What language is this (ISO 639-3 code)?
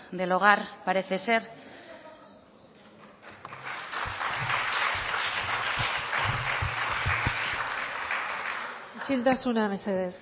spa